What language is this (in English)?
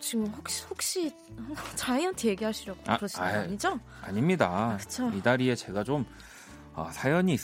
Korean